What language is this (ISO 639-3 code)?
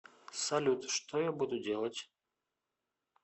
rus